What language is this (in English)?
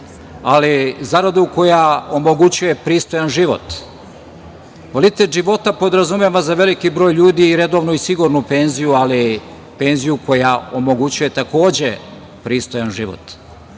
Serbian